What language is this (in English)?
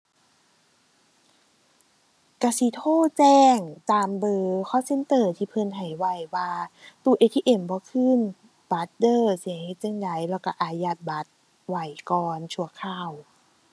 Thai